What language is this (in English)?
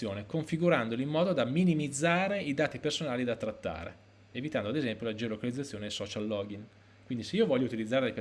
Italian